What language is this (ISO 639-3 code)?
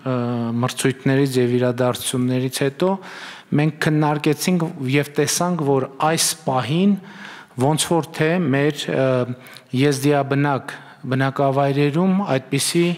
ron